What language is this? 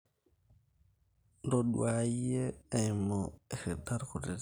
Masai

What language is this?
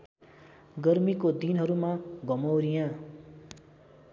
Nepali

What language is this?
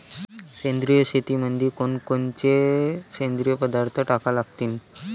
Marathi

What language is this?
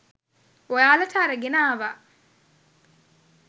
Sinhala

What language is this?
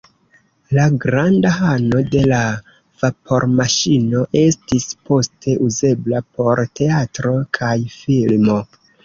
Esperanto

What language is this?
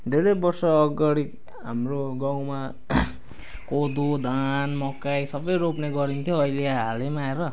Nepali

